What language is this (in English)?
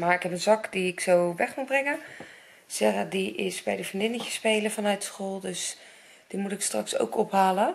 Dutch